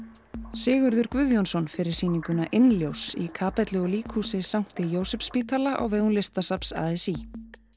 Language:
Icelandic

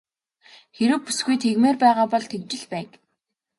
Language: Mongolian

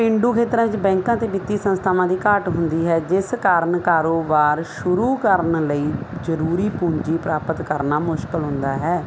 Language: Punjabi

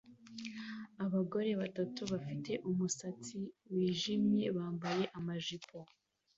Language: Kinyarwanda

